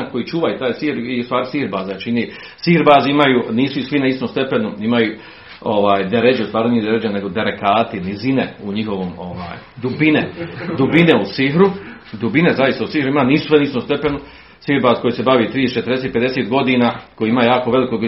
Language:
Croatian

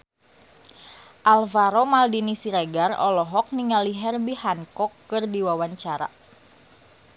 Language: Sundanese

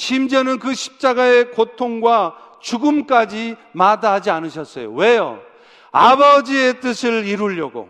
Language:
Korean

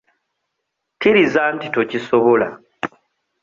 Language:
Ganda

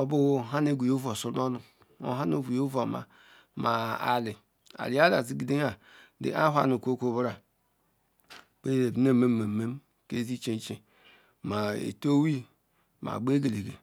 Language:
Ikwere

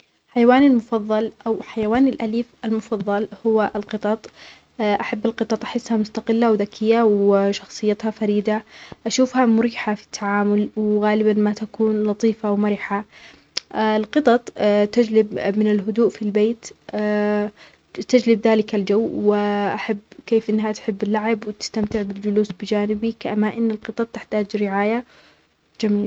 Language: Omani Arabic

